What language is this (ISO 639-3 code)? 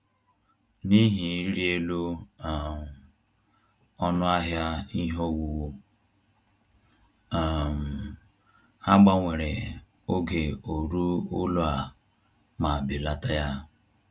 ibo